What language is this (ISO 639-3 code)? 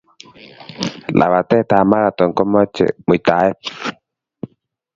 kln